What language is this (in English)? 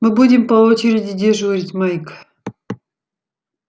Russian